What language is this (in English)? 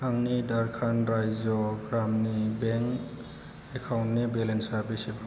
Bodo